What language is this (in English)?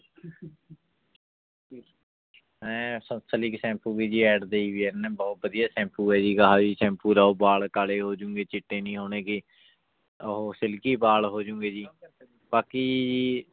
Punjabi